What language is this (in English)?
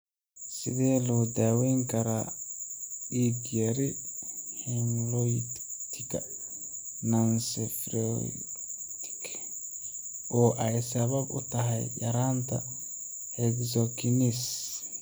Somali